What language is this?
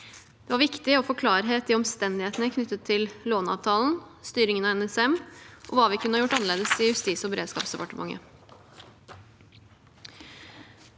Norwegian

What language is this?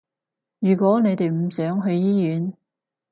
Cantonese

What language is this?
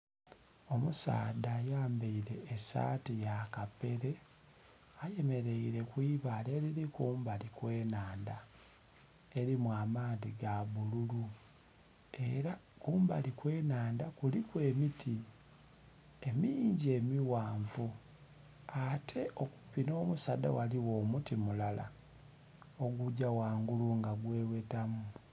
Soga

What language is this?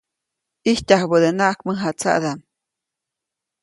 Copainalá Zoque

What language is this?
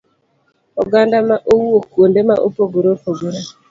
Luo (Kenya and Tanzania)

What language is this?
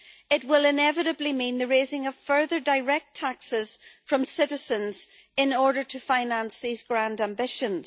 English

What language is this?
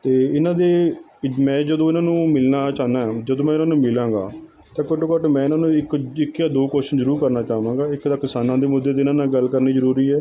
Punjabi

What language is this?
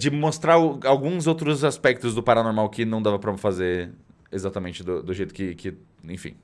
Portuguese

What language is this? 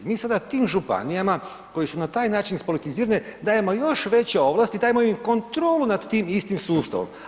Croatian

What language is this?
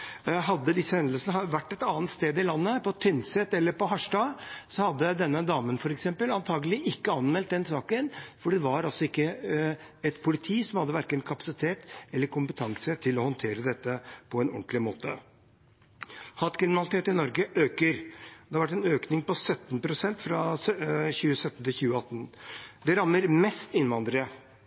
Norwegian Bokmål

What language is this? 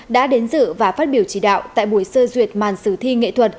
Vietnamese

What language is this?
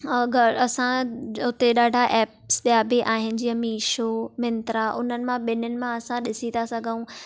Sindhi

